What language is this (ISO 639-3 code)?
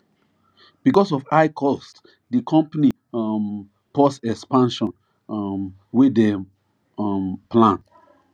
pcm